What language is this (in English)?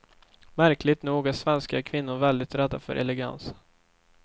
Swedish